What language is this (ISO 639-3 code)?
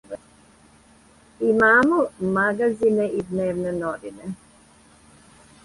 srp